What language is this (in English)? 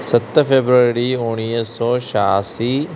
Sindhi